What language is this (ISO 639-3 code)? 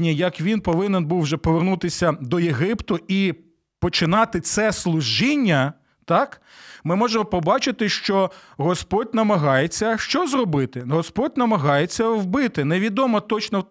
ukr